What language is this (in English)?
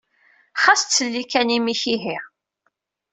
Kabyle